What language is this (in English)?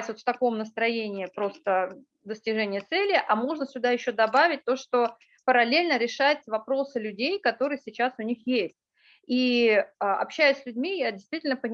Russian